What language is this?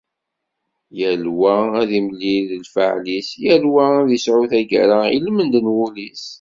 Kabyle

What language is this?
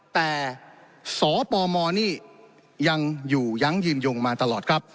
Thai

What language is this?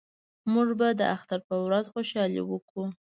Pashto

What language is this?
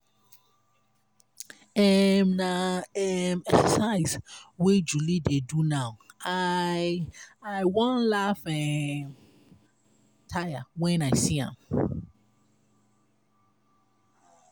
Nigerian Pidgin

